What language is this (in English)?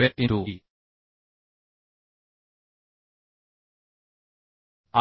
Marathi